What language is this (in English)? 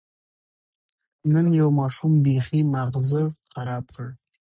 Pashto